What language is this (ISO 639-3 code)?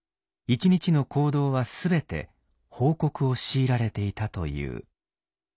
jpn